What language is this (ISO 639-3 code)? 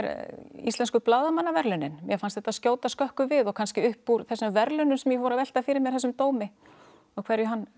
isl